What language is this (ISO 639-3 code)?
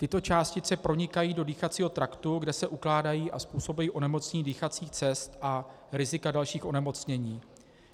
ces